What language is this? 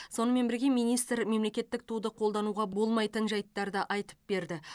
Kazakh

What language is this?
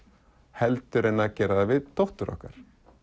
Icelandic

